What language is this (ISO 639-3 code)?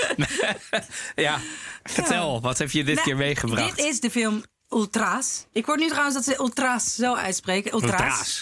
nld